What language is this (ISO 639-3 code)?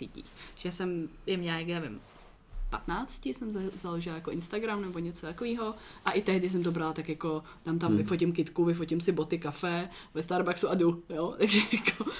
ces